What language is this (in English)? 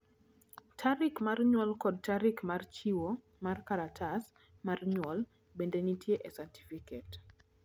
Luo (Kenya and Tanzania)